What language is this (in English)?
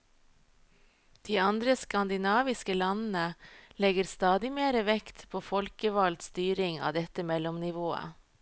Norwegian